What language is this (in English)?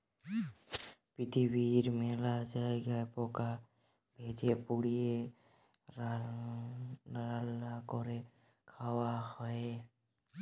Bangla